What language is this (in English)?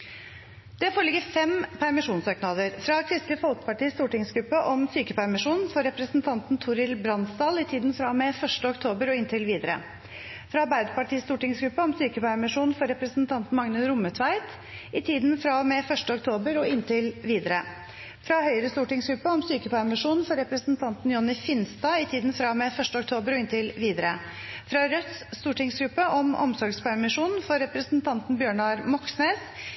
Norwegian Bokmål